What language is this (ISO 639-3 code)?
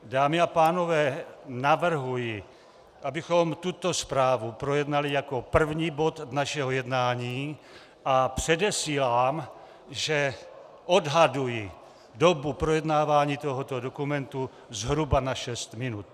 ces